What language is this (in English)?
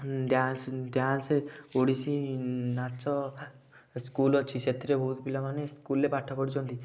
Odia